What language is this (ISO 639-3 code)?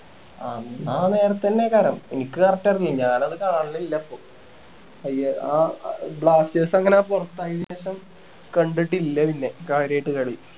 mal